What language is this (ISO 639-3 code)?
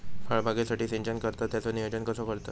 mar